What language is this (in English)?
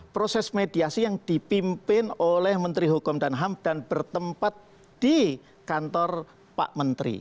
Indonesian